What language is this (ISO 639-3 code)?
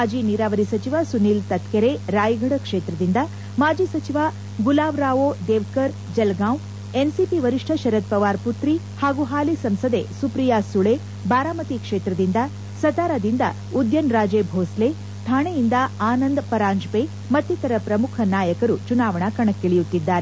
kan